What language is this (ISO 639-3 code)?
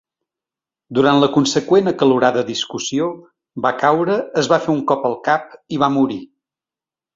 cat